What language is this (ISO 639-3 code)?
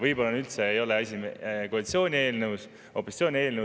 est